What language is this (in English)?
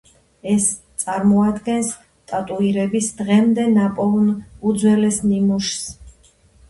Georgian